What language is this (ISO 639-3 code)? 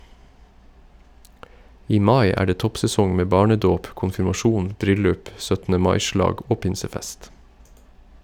nor